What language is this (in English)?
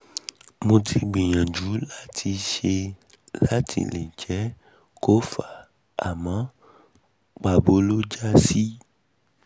Yoruba